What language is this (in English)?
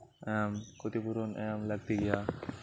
Santali